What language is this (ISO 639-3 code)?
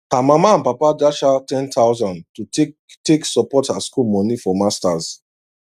pcm